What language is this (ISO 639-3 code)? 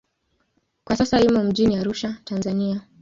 swa